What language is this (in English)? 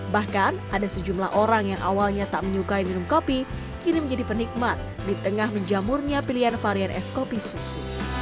Indonesian